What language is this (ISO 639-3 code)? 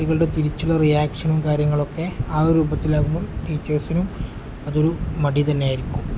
mal